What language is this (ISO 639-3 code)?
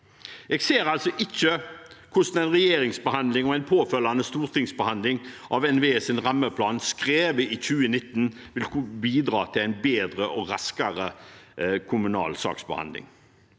nor